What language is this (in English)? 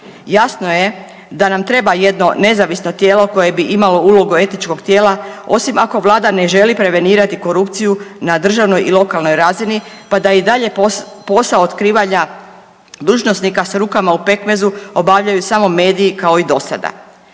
Croatian